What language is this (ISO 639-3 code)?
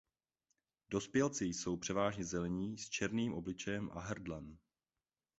ces